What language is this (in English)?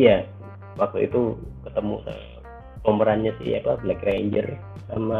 Indonesian